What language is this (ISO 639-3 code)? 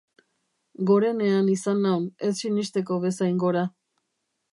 eus